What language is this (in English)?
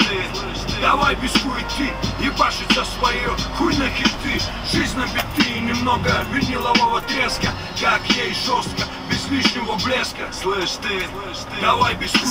Russian